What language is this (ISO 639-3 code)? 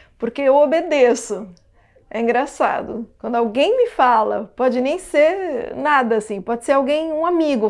por